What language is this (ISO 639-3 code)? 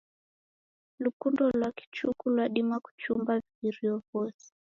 dav